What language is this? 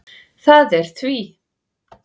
Icelandic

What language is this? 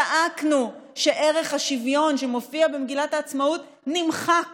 Hebrew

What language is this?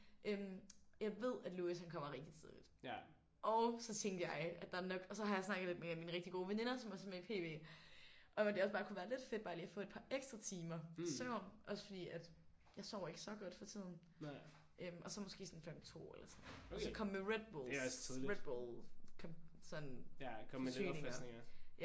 Danish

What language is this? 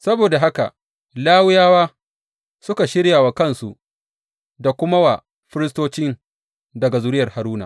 Hausa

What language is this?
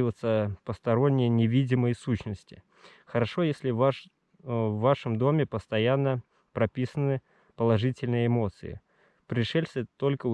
Russian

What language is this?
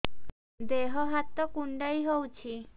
Odia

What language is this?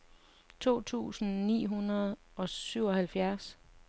Danish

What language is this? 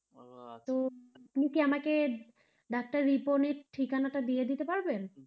Bangla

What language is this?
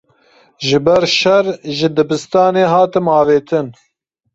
Kurdish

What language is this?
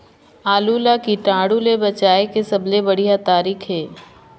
Chhattisgarhi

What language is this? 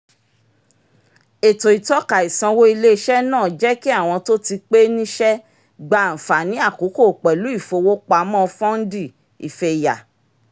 Yoruba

